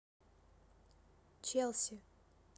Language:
Russian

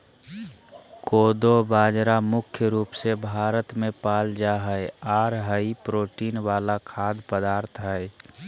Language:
Magahi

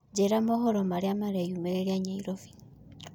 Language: Kikuyu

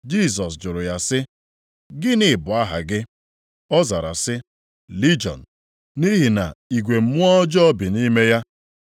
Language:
Igbo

